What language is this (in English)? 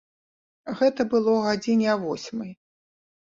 Belarusian